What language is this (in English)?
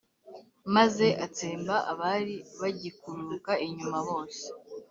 Kinyarwanda